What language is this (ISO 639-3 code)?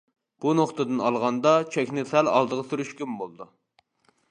uig